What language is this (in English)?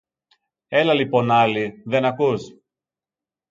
Greek